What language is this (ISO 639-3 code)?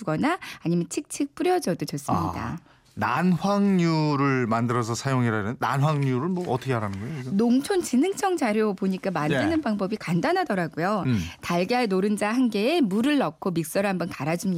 kor